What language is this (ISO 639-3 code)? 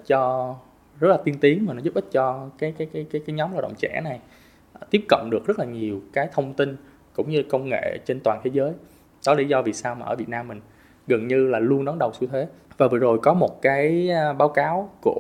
vie